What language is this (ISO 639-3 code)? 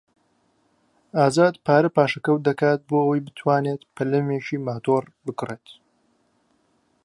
ckb